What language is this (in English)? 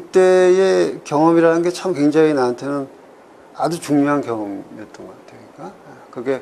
Korean